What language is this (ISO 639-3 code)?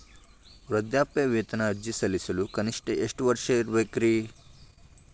kan